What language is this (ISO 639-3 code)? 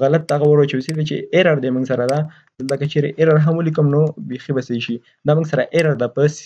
fas